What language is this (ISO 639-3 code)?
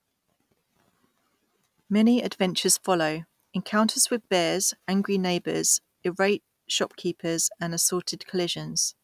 eng